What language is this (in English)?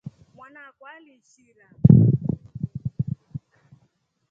Rombo